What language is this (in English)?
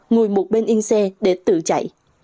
Vietnamese